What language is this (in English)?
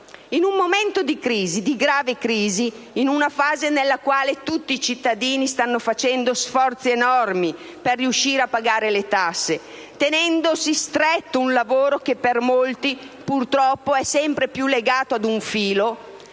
Italian